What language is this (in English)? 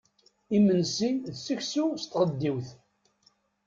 Kabyle